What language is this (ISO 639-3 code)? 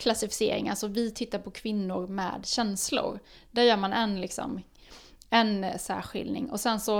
swe